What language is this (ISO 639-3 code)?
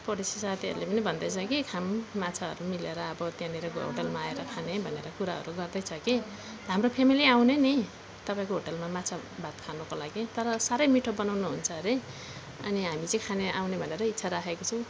nep